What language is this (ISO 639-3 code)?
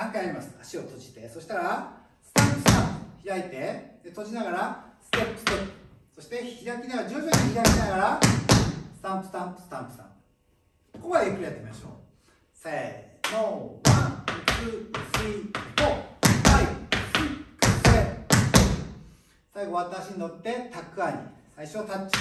jpn